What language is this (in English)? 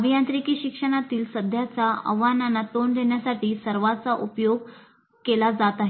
Marathi